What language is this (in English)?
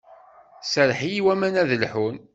Kabyle